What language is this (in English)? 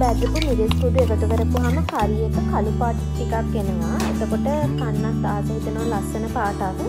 Thai